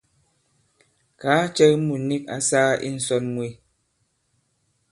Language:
Bankon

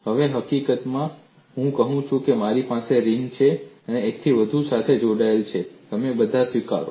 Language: Gujarati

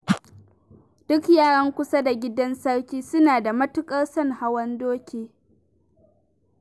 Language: Hausa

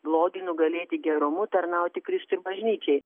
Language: Lithuanian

